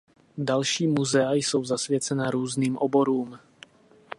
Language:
Czech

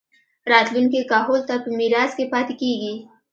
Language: Pashto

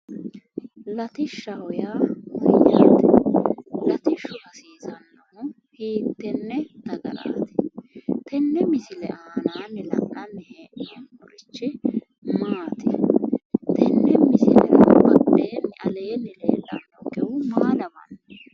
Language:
Sidamo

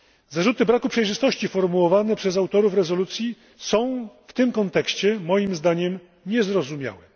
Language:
Polish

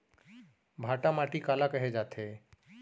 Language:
Chhattisgarhi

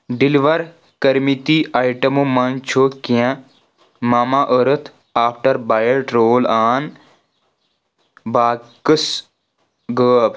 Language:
Kashmiri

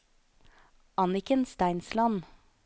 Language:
Norwegian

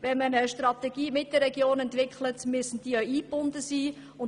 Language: Swiss German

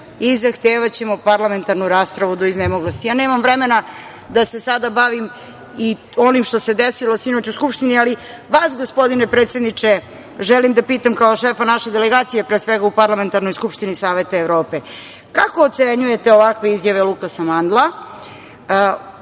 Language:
Serbian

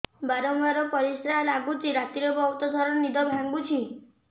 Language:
Odia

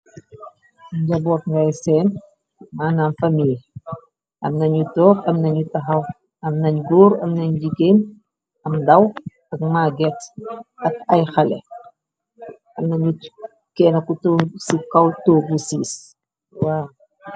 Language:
Wolof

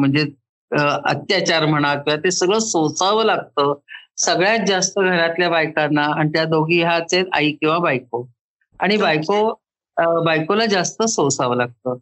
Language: Marathi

